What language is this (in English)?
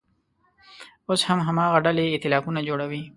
Pashto